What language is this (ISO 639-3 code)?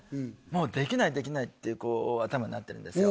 jpn